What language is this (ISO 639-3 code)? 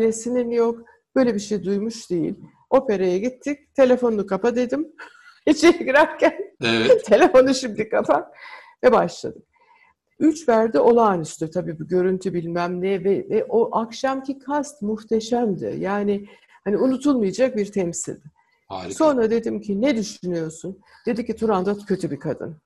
tur